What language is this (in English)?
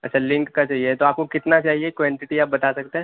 Urdu